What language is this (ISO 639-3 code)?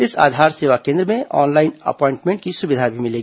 hin